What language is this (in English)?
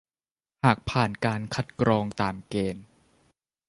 Thai